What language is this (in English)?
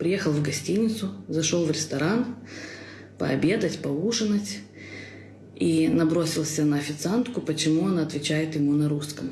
Russian